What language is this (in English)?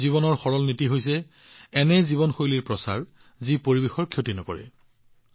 Assamese